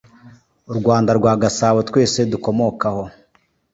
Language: Kinyarwanda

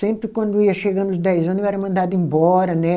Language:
Portuguese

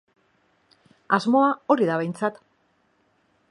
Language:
Basque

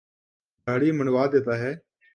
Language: Urdu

